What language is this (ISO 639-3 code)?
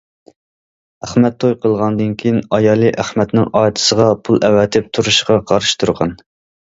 uig